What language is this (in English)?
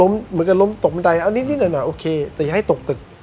Thai